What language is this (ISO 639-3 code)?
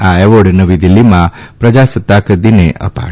guj